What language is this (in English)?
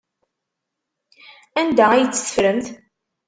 Kabyle